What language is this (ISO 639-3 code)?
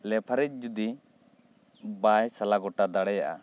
sat